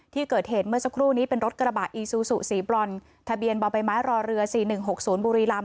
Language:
Thai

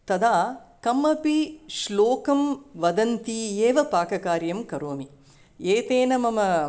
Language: Sanskrit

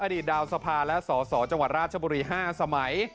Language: Thai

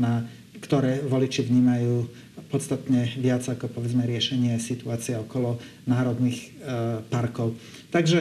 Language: Slovak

